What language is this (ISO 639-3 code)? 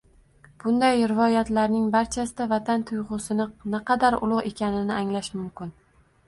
uzb